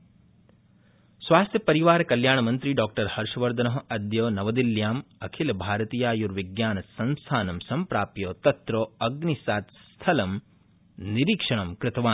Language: Sanskrit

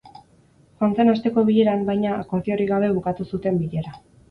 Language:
Basque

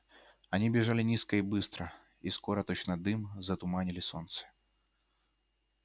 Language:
Russian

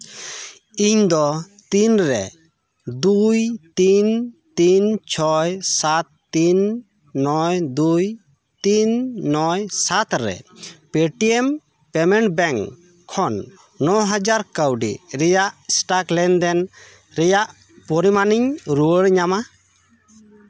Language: Santali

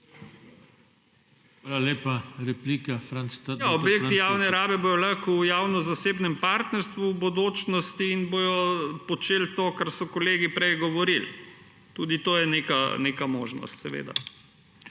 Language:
Slovenian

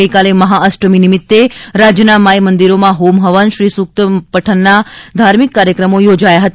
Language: Gujarati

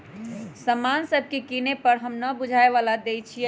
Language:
Magahi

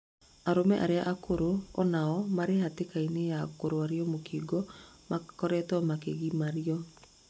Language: Kikuyu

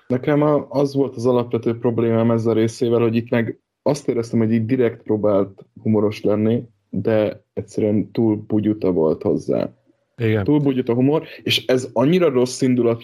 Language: Hungarian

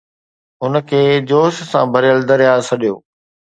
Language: Sindhi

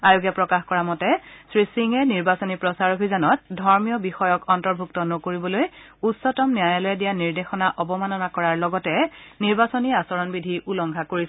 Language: Assamese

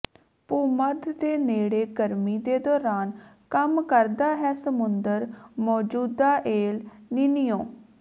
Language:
Punjabi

